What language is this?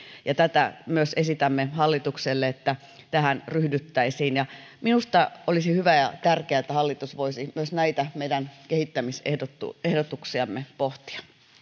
Finnish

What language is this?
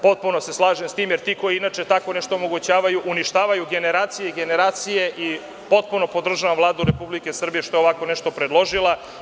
Serbian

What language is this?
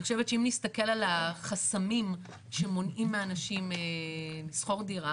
Hebrew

